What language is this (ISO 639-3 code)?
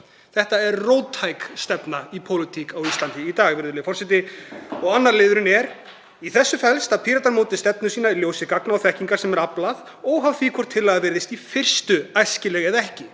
isl